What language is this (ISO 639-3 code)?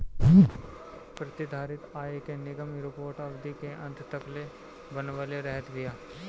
bho